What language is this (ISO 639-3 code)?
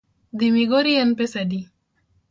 luo